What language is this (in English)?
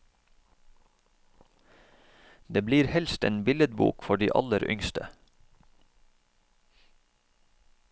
Norwegian